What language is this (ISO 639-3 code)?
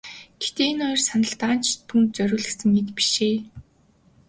mon